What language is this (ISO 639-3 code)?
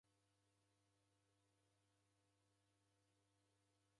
dav